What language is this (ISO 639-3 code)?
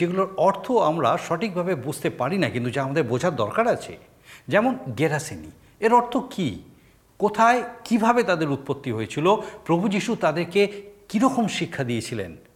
ben